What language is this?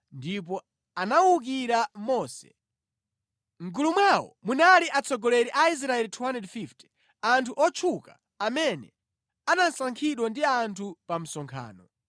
Nyanja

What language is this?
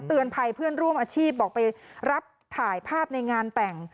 Thai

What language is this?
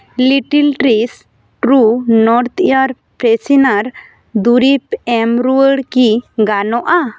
Santali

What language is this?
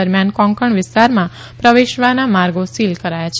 Gujarati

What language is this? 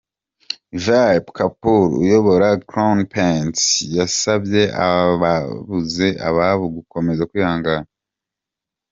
Kinyarwanda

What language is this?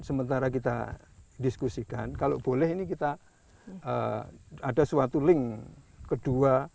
Indonesian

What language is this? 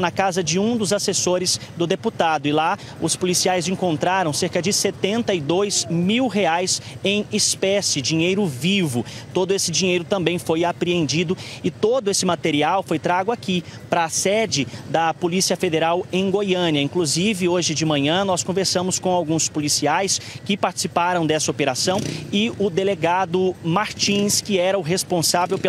Portuguese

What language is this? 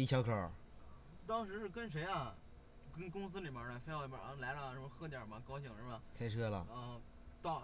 Chinese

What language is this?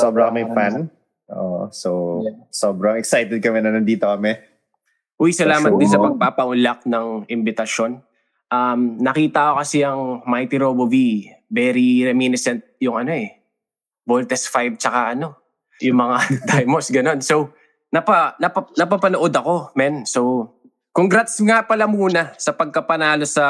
Filipino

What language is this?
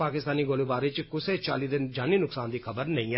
Dogri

